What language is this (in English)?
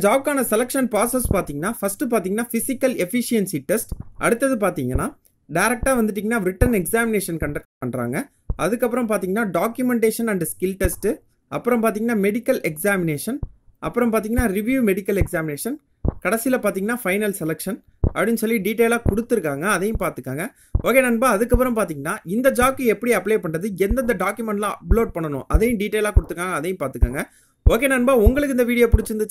Indonesian